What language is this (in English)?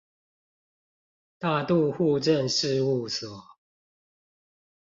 Chinese